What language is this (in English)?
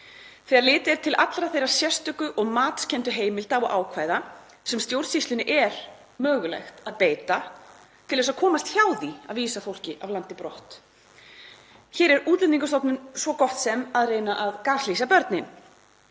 Icelandic